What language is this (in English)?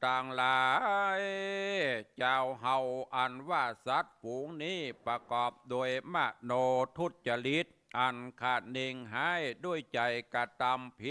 Thai